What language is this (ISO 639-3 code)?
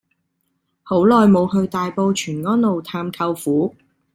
yue